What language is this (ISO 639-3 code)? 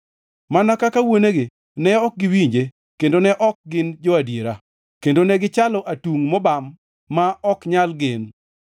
luo